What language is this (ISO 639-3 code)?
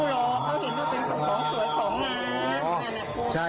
tha